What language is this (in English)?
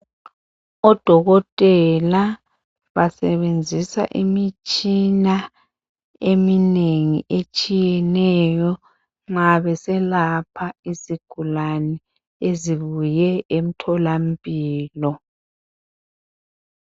North Ndebele